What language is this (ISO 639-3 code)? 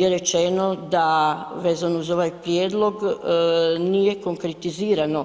hrv